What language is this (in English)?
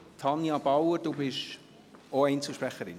Swiss German